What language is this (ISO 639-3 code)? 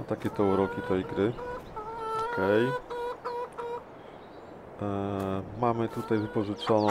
pol